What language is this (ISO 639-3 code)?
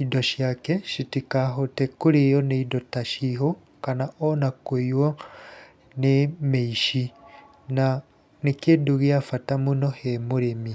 kik